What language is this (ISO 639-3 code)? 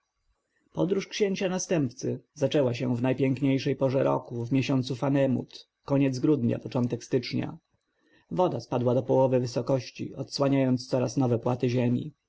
pol